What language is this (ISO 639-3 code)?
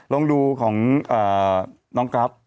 tha